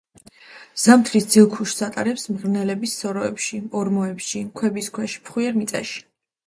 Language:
Georgian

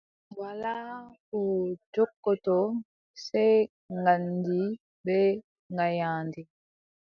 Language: Adamawa Fulfulde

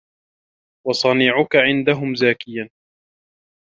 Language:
Arabic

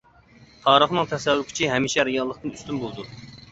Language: Uyghur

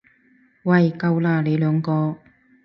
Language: Cantonese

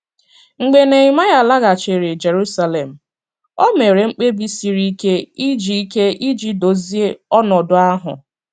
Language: Igbo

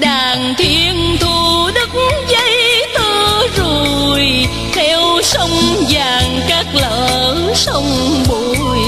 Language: Vietnamese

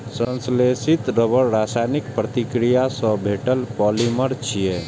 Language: Maithili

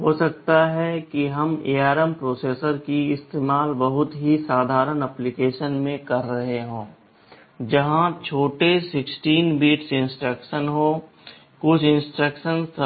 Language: Hindi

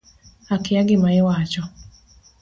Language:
Luo (Kenya and Tanzania)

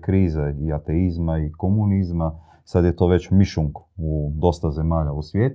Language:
Croatian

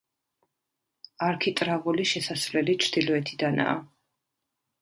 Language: Georgian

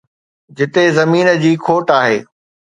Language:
Sindhi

